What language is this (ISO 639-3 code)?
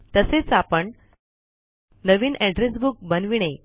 mar